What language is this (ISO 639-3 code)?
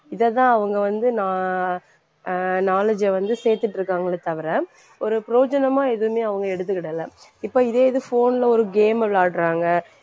tam